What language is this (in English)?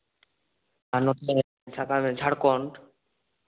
Santali